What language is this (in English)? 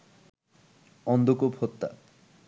Bangla